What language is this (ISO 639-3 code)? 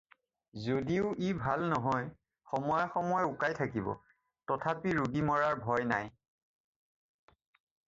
asm